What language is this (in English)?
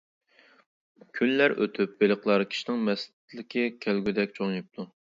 Uyghur